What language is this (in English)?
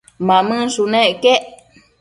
Matsés